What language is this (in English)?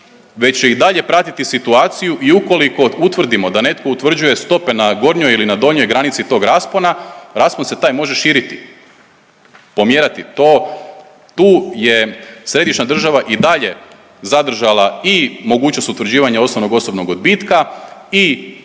Croatian